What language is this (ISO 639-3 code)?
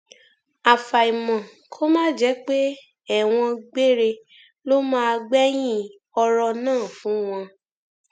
yor